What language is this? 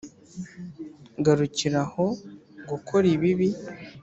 Kinyarwanda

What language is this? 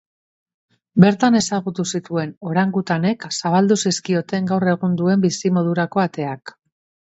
Basque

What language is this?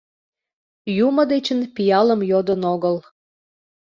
Mari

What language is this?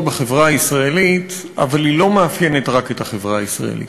Hebrew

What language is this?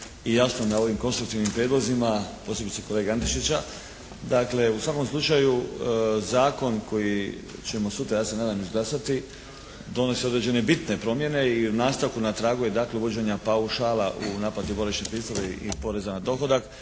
Croatian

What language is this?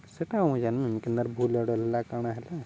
Odia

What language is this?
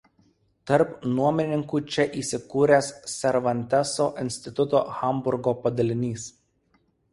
Lithuanian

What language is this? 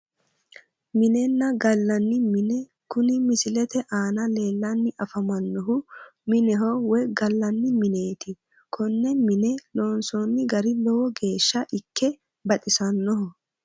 Sidamo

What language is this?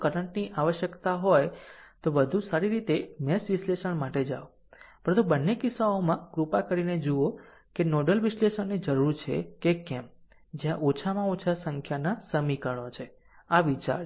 Gujarati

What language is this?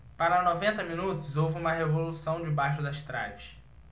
Portuguese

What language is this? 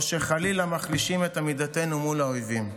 Hebrew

